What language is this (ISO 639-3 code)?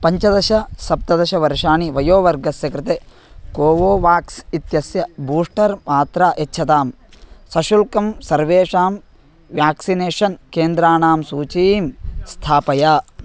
san